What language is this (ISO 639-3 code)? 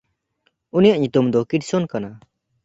sat